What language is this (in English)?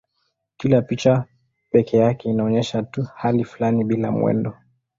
Swahili